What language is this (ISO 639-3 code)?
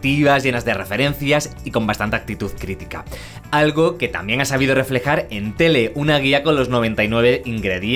spa